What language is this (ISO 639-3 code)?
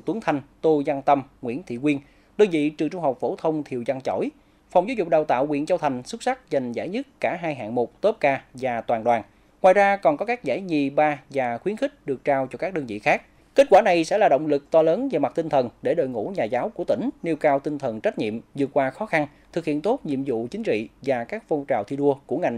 vie